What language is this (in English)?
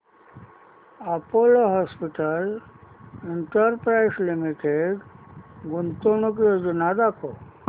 Marathi